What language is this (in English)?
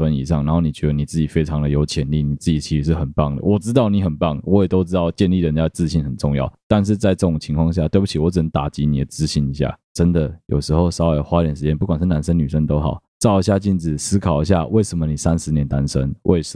Chinese